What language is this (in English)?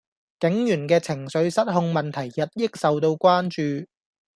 Cantonese